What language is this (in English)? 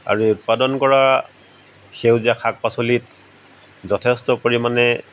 Assamese